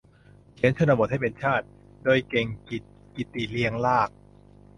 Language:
Thai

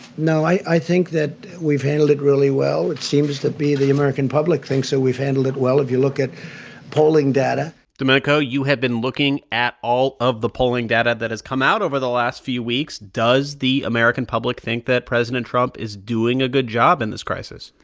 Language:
English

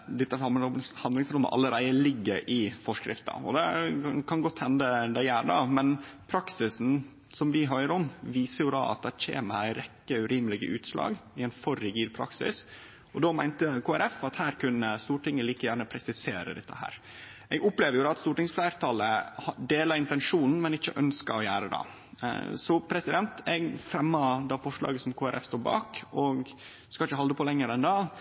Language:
Norwegian Nynorsk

